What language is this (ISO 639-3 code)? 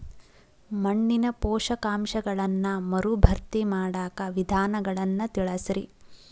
kan